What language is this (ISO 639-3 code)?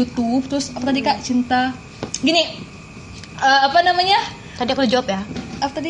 ind